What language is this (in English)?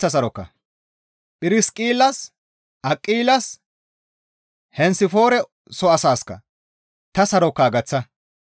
Gamo